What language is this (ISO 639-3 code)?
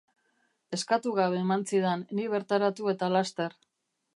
eus